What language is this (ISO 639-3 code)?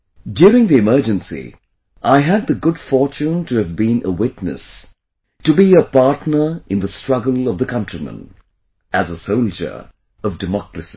eng